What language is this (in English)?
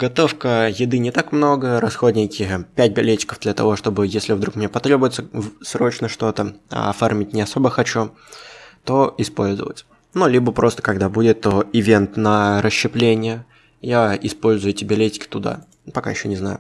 Russian